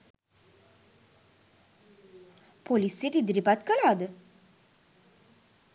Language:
Sinhala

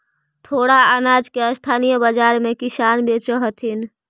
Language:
Magahi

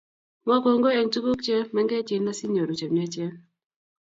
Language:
Kalenjin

